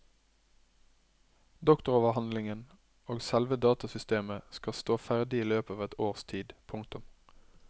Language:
Norwegian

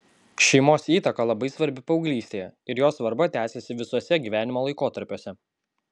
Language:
Lithuanian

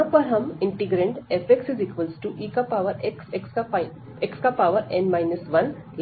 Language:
Hindi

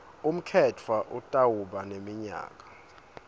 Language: Swati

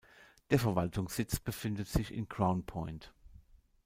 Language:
German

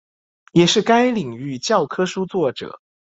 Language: Chinese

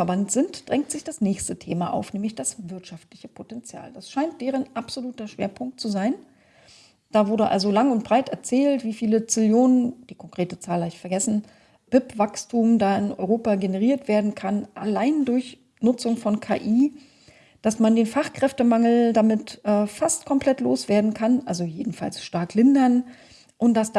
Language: German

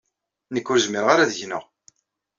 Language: Kabyle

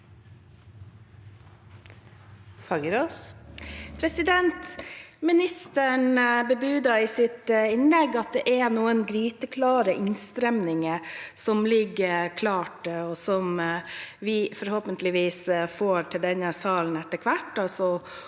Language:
Norwegian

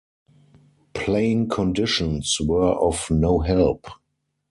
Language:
English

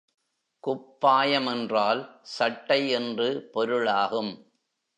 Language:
Tamil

